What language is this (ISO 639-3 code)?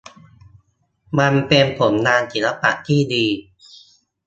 tha